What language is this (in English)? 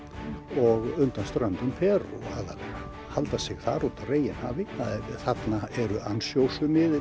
Icelandic